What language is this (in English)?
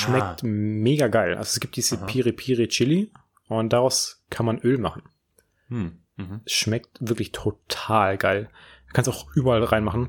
German